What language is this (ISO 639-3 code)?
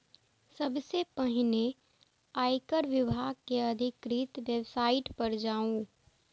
mai